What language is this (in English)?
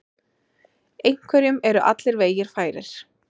Icelandic